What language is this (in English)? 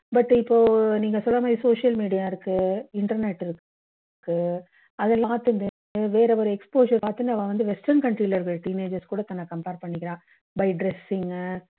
Tamil